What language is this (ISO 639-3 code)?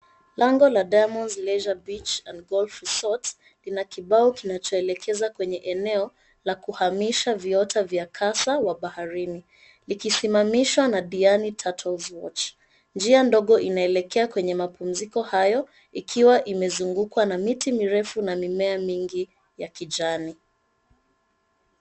swa